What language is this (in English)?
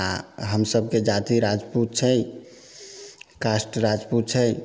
Maithili